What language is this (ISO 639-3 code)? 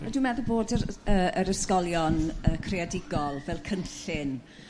cym